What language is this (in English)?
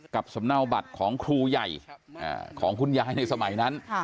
Thai